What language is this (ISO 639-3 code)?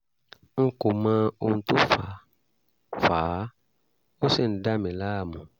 yor